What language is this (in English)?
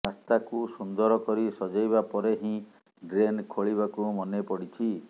Odia